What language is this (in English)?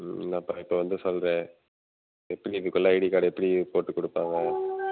Tamil